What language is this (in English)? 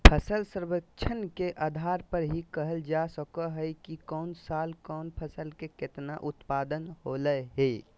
Magahi